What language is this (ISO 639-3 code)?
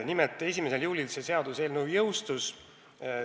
est